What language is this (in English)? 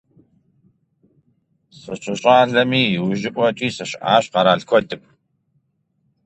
Kabardian